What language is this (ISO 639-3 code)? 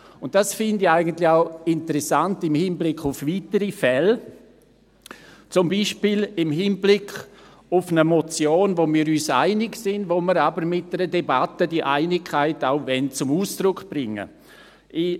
gsw